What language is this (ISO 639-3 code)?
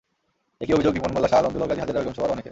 ben